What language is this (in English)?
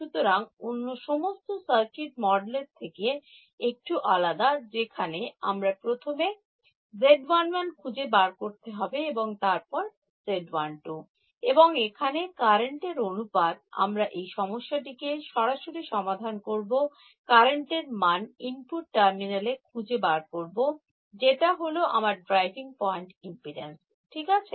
Bangla